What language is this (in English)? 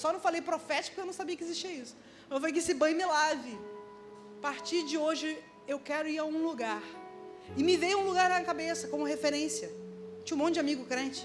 Portuguese